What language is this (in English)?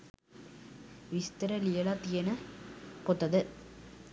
Sinhala